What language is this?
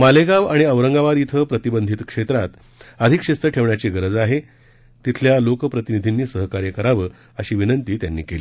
Marathi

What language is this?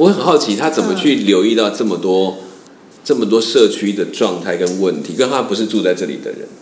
Chinese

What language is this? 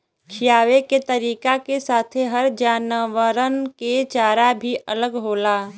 Bhojpuri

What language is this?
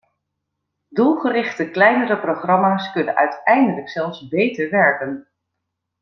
Dutch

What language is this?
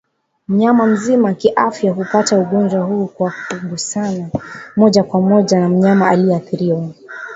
Swahili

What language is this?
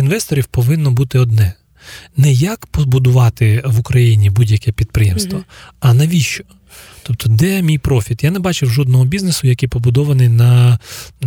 Ukrainian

